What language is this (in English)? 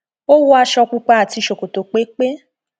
Yoruba